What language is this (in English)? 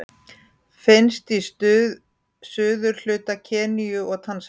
Icelandic